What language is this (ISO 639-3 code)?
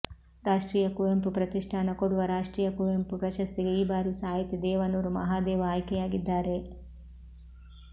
kan